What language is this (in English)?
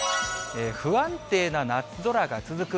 Japanese